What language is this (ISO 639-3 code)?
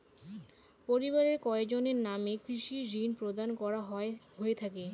ben